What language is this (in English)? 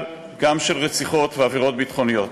Hebrew